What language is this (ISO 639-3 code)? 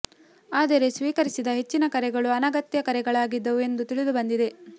kan